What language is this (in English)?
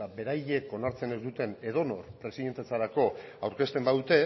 Basque